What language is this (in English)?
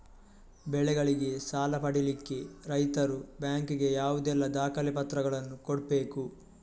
Kannada